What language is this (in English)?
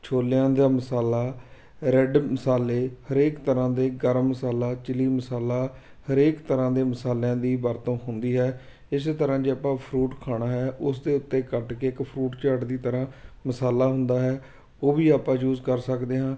Punjabi